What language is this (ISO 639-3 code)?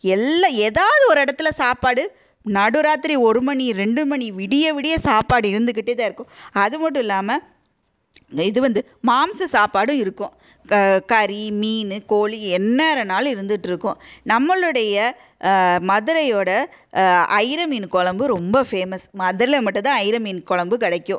tam